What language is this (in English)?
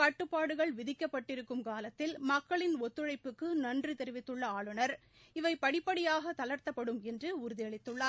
Tamil